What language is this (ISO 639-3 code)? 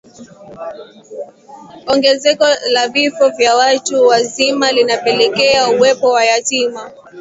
swa